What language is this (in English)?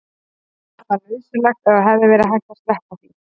Icelandic